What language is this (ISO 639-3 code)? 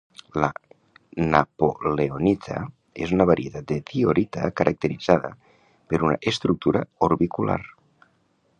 cat